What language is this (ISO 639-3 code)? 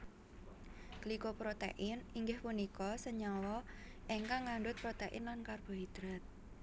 jav